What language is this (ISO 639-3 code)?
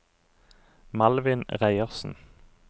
nor